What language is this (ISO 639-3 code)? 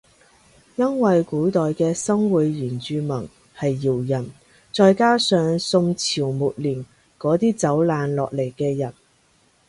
yue